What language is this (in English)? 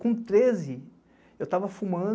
Portuguese